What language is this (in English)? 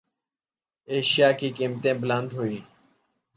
Urdu